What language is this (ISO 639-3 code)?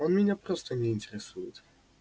rus